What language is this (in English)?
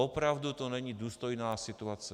Czech